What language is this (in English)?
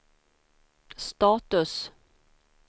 Swedish